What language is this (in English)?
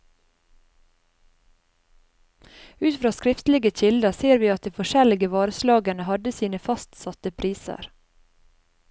Norwegian